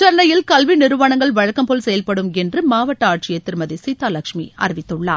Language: Tamil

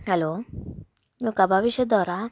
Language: Kannada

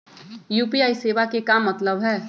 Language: Magahi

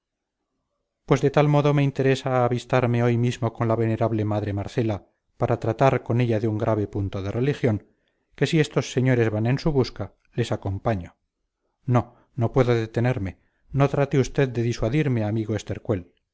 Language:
Spanish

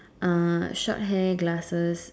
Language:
English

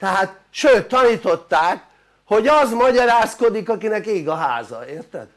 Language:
Hungarian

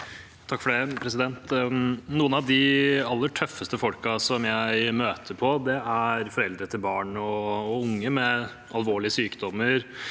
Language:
Norwegian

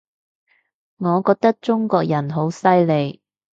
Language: Cantonese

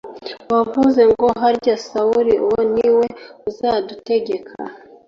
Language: Kinyarwanda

